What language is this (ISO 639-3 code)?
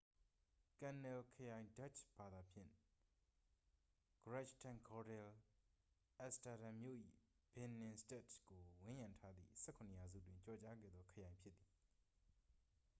mya